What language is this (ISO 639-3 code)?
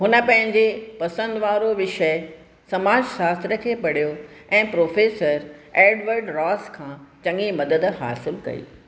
snd